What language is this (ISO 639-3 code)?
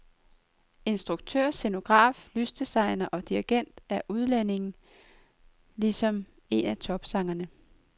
dan